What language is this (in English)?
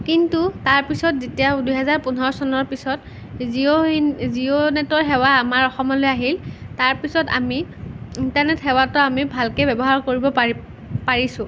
Assamese